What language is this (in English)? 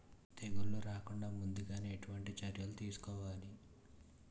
Telugu